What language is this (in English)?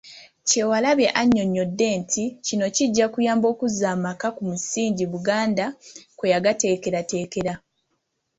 Ganda